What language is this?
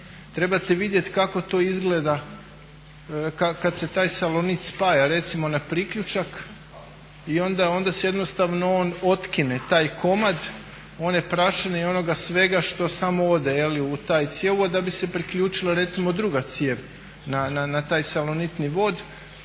Croatian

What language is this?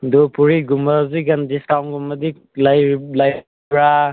Manipuri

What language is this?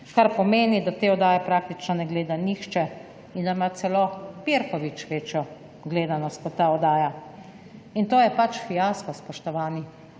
Slovenian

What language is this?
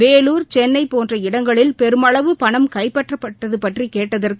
Tamil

